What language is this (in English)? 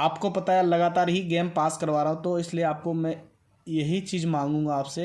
Hindi